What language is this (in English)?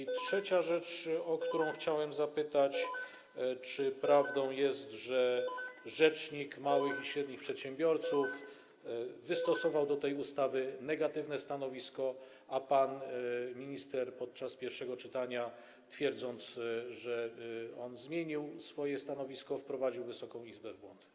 Polish